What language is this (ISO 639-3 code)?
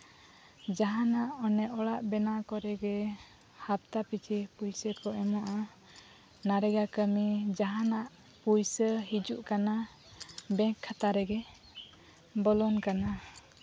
sat